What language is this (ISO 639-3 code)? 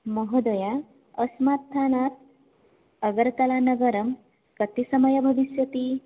san